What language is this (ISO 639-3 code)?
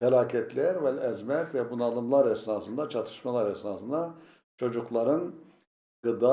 tur